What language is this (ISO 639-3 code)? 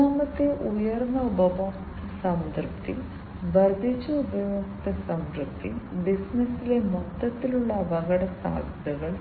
mal